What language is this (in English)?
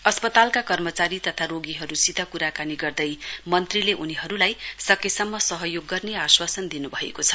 Nepali